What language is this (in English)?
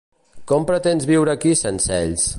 Catalan